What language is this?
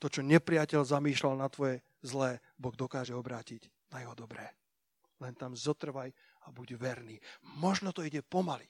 Slovak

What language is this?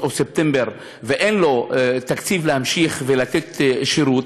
Hebrew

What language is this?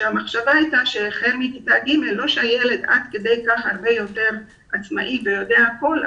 Hebrew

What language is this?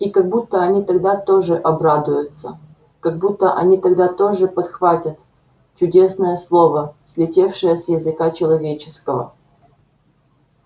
Russian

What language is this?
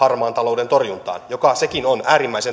Finnish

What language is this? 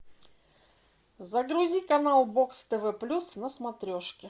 Russian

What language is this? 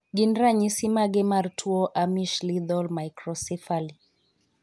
Luo (Kenya and Tanzania)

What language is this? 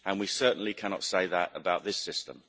English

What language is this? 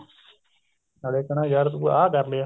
Punjabi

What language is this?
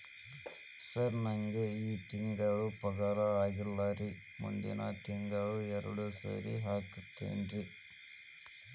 Kannada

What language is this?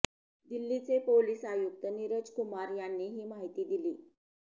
Marathi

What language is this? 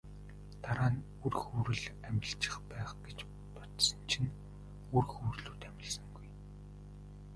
Mongolian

